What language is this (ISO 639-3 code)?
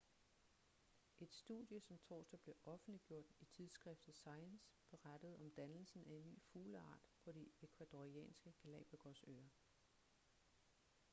dan